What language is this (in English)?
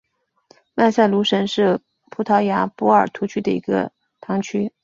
Chinese